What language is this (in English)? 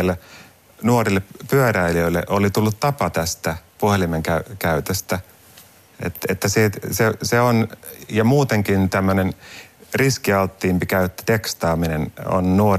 Finnish